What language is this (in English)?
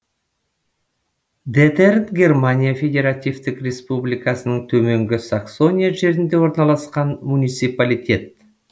Kazakh